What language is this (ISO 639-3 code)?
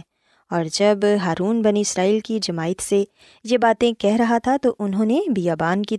urd